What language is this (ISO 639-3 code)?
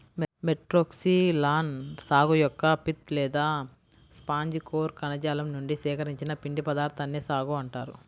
tel